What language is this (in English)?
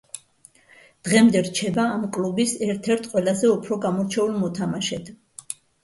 Georgian